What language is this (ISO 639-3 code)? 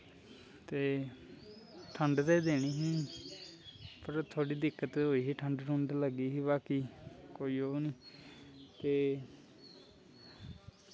doi